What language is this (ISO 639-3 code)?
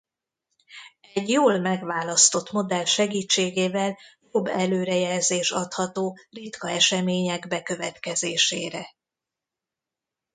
hun